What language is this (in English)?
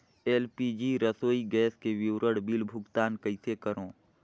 Chhattisgarhi